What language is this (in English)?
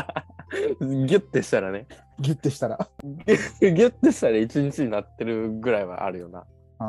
Japanese